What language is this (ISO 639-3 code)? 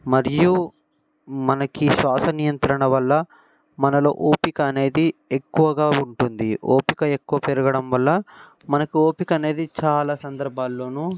tel